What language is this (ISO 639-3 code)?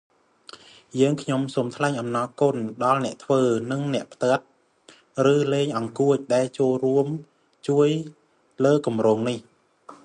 khm